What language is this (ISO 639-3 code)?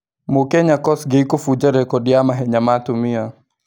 kik